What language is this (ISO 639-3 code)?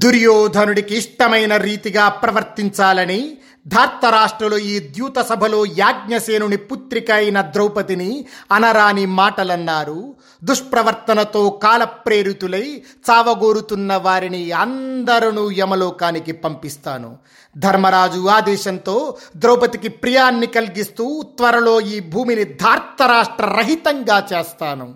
tel